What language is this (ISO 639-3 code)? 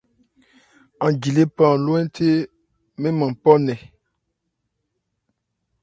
ebr